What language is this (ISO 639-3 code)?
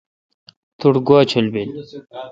xka